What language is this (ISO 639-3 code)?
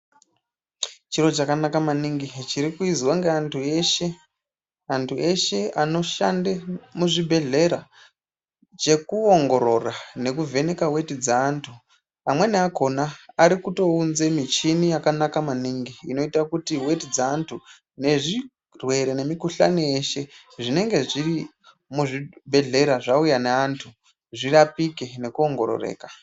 ndc